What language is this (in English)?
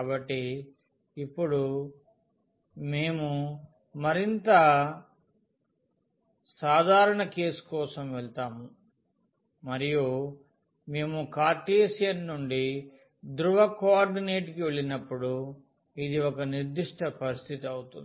Telugu